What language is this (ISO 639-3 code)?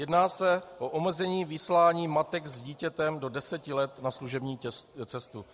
ces